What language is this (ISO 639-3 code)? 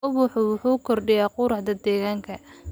som